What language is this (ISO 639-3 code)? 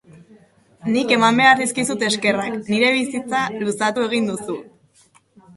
eus